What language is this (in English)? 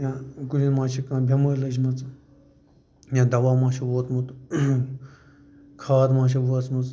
Kashmiri